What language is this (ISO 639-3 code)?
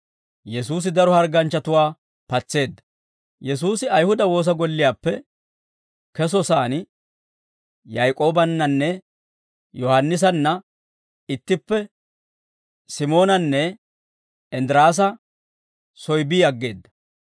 dwr